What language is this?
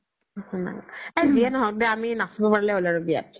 Assamese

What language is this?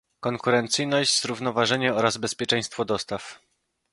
Polish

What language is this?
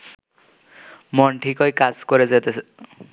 Bangla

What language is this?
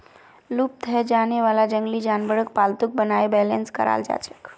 Magahi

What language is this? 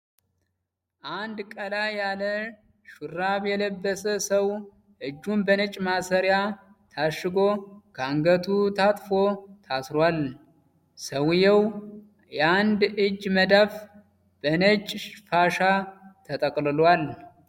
Amharic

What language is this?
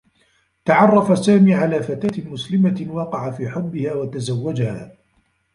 Arabic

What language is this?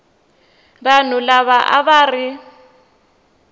Tsonga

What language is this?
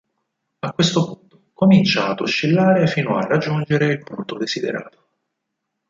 Italian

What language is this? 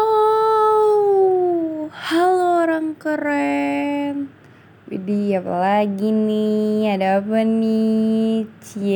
Indonesian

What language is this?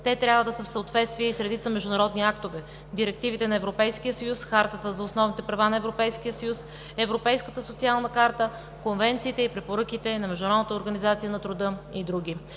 Bulgarian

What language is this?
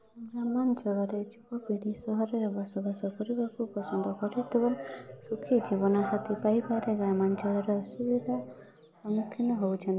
Odia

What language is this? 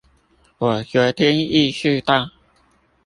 Chinese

